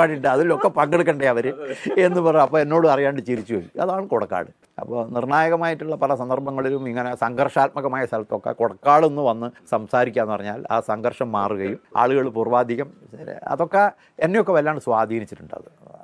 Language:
Malayalam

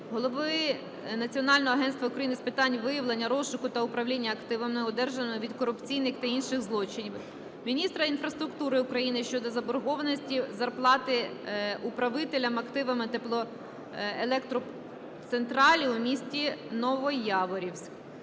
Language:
Ukrainian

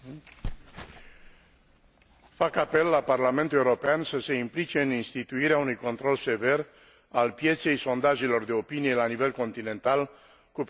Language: Romanian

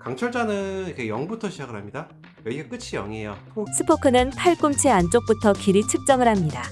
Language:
Korean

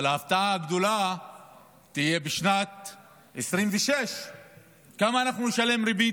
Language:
Hebrew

